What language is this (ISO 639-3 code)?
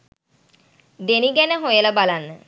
sin